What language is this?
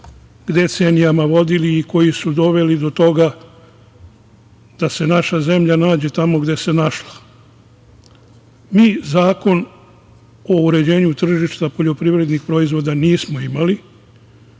Serbian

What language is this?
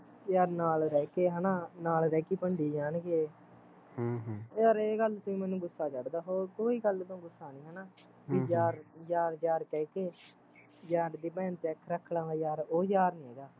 Punjabi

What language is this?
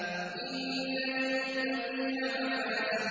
Arabic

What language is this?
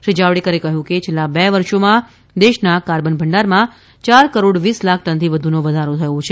Gujarati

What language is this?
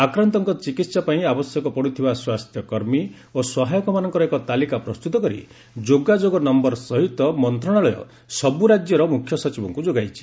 Odia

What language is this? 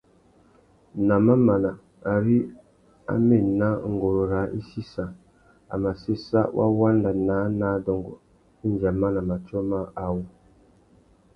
Tuki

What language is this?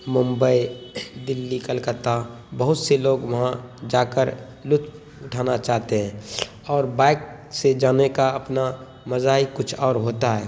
Urdu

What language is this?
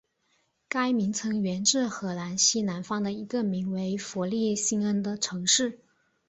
Chinese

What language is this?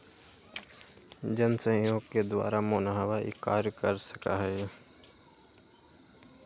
Magahi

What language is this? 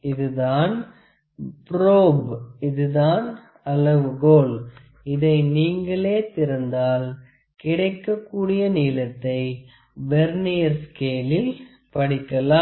Tamil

